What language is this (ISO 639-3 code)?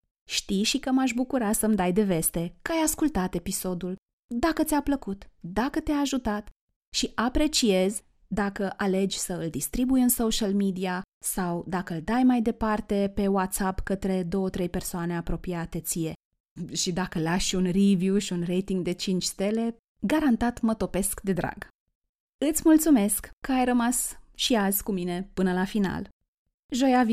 ron